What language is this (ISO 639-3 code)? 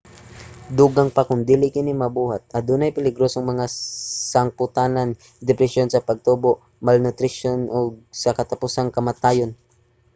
ceb